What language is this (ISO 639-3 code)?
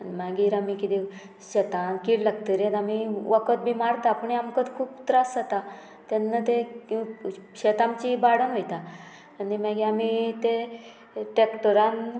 kok